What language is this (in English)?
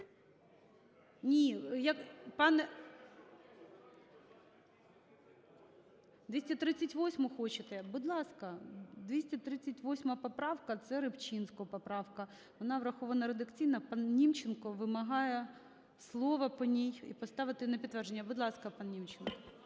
Ukrainian